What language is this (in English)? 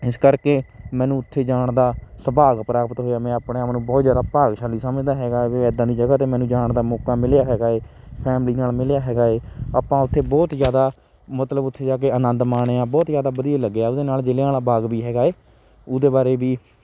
Punjabi